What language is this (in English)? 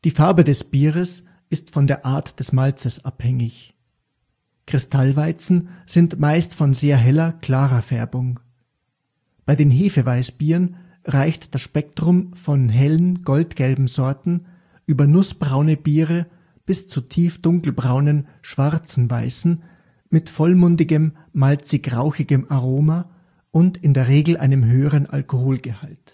German